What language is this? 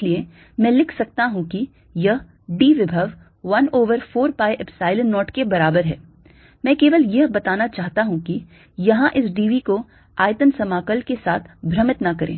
Hindi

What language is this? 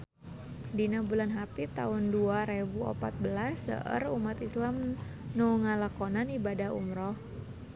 Sundanese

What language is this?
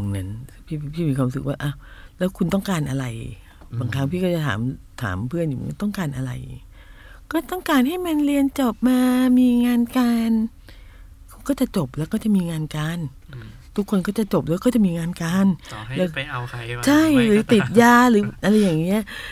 Thai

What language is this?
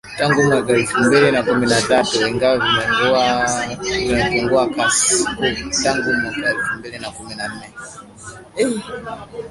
Swahili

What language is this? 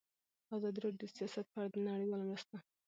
Pashto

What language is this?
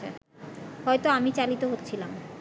Bangla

